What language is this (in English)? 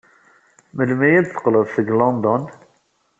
Kabyle